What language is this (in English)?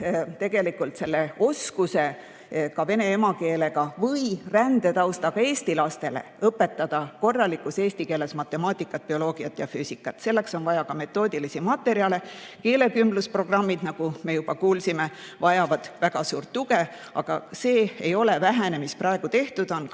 Estonian